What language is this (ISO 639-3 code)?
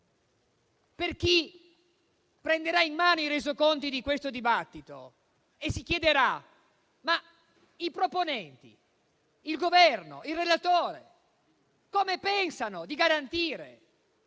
ita